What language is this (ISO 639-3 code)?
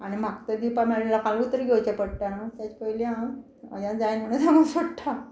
kok